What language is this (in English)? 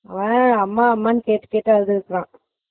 Tamil